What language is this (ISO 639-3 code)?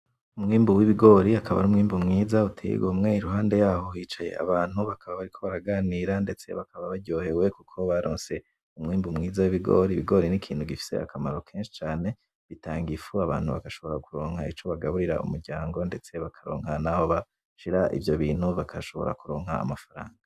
run